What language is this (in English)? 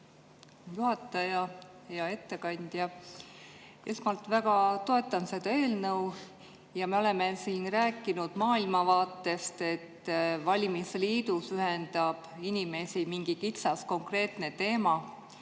Estonian